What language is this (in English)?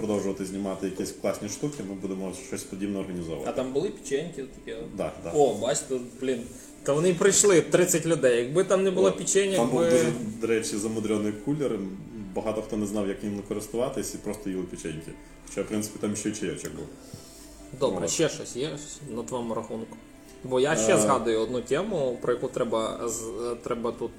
Ukrainian